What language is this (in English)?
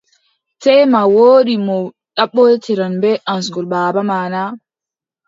Adamawa Fulfulde